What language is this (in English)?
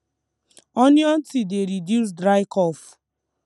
Nigerian Pidgin